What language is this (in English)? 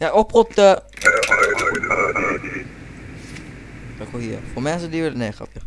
Dutch